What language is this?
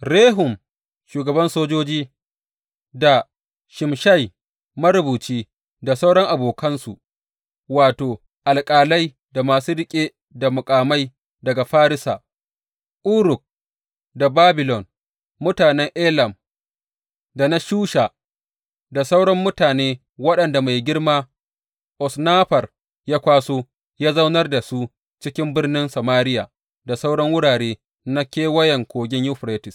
Hausa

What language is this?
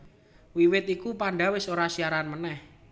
Javanese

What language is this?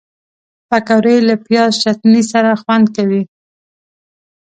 Pashto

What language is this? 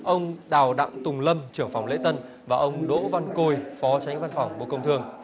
Vietnamese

